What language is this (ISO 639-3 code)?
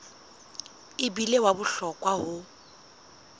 sot